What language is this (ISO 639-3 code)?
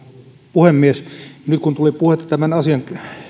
fin